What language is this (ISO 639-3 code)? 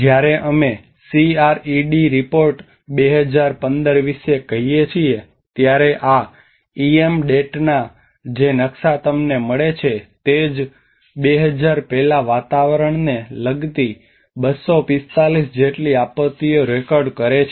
guj